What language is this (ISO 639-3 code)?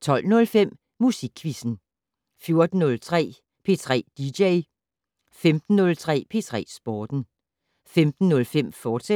dan